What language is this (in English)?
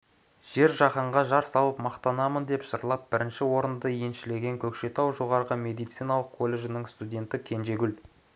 Kazakh